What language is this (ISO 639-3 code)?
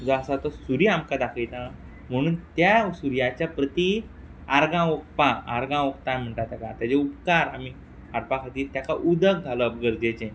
kok